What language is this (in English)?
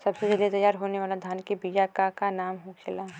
Bhojpuri